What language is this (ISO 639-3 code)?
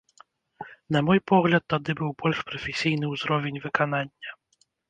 bel